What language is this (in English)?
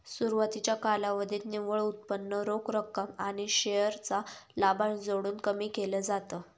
Marathi